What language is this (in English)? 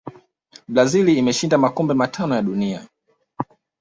Swahili